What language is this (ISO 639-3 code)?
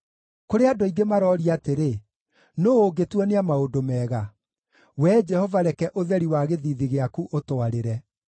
kik